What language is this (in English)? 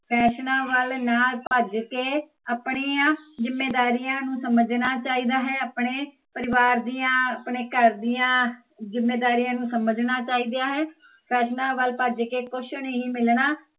Punjabi